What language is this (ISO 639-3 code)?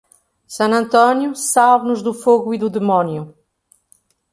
por